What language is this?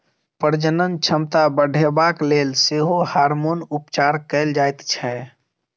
Maithili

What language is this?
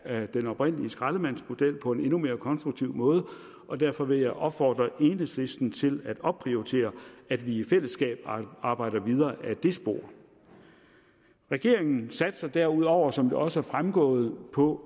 Danish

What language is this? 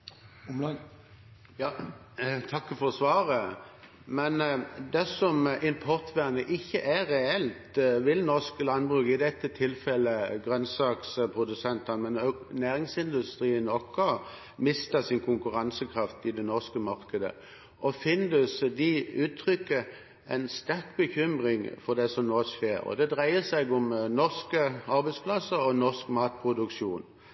Norwegian Bokmål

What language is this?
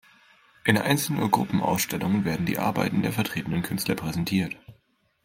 German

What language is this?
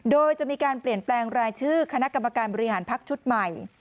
Thai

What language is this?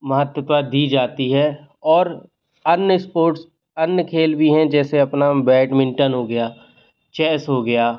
Hindi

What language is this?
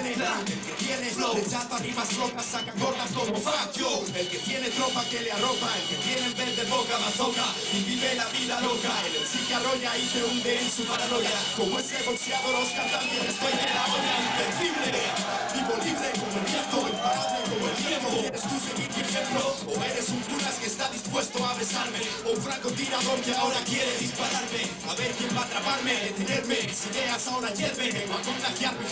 Italian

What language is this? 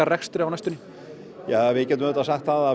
Icelandic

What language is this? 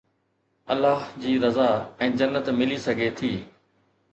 Sindhi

